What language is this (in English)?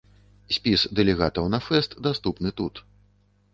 Belarusian